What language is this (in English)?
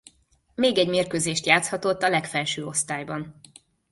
Hungarian